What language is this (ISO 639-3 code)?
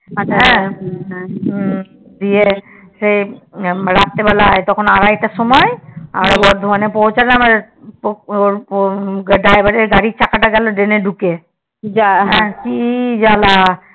ben